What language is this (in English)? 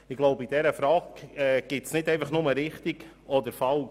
Swiss German